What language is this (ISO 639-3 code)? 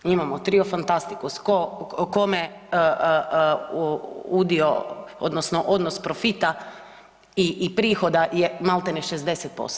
hrv